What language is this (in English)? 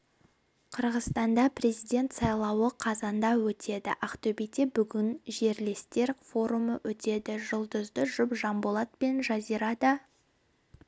Kazakh